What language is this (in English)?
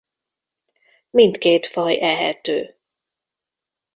Hungarian